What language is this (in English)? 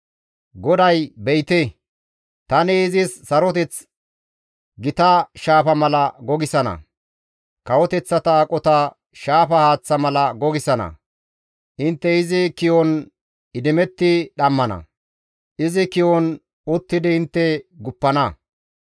Gamo